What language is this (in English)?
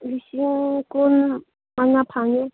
Manipuri